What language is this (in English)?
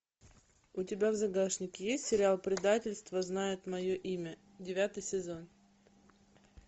Russian